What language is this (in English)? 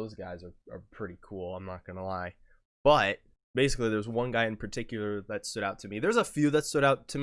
English